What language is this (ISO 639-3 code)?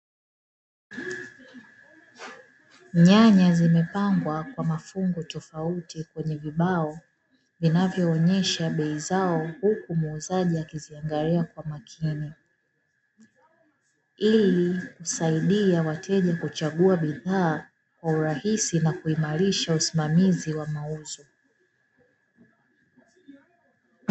swa